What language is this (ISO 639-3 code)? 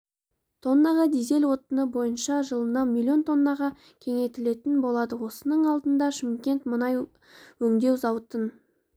kaz